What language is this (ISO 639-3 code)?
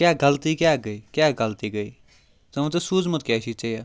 kas